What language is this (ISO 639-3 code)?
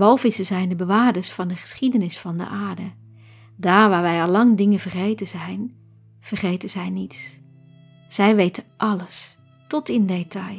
nld